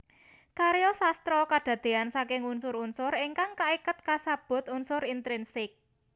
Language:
Javanese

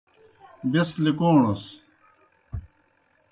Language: Kohistani Shina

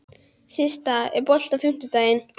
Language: Icelandic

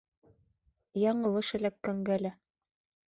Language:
Bashkir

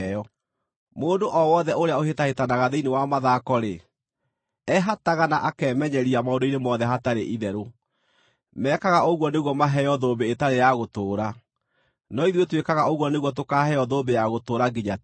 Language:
Kikuyu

